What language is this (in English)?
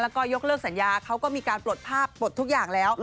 Thai